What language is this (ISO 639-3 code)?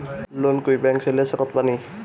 bho